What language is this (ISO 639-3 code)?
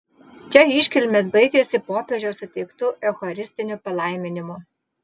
lit